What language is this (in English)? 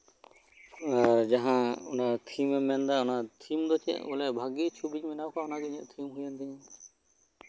Santali